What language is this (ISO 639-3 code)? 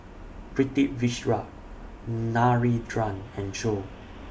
eng